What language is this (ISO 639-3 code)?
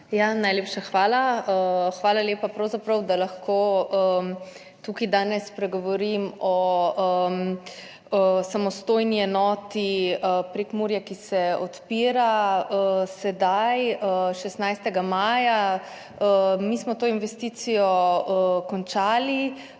slv